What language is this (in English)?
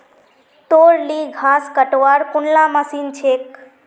Magahi